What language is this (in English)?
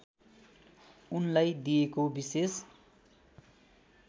Nepali